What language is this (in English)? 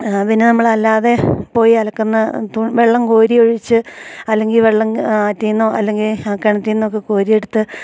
Malayalam